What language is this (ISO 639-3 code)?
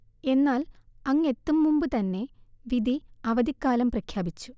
mal